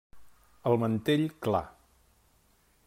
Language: Catalan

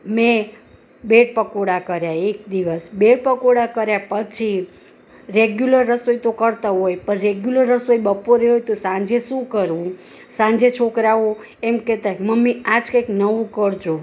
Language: Gujarati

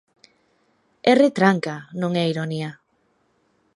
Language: Galician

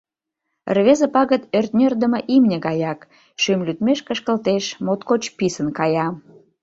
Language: Mari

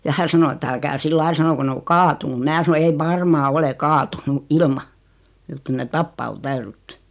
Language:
Finnish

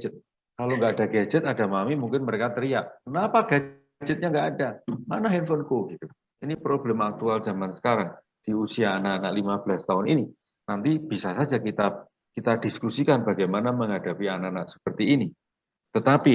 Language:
Indonesian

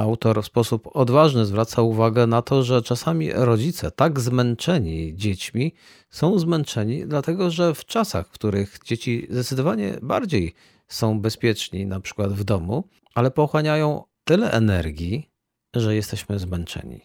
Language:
Polish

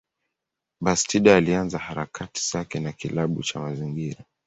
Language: Swahili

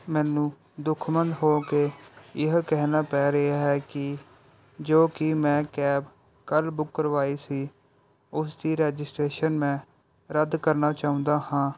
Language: Punjabi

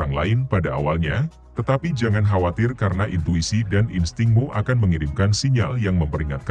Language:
Indonesian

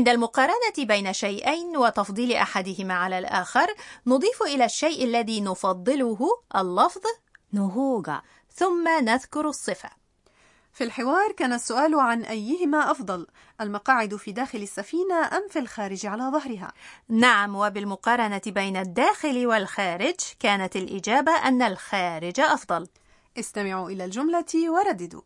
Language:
Arabic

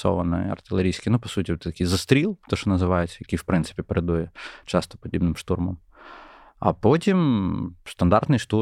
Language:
Ukrainian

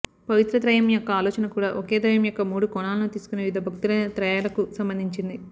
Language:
Telugu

